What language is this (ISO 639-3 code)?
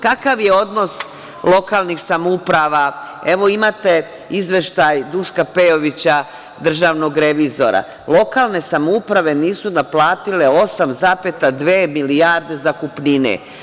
srp